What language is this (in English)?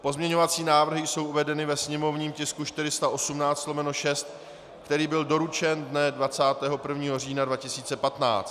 Czech